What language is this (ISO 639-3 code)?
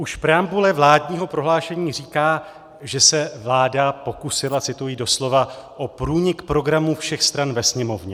ces